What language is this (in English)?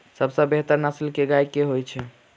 Maithili